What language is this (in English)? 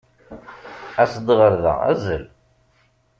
Kabyle